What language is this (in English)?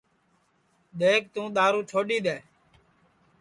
Sansi